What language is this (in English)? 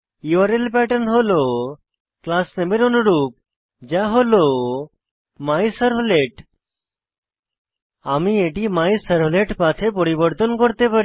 Bangla